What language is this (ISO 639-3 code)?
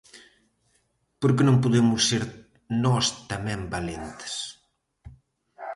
glg